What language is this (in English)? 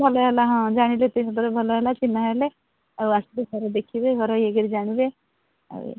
Odia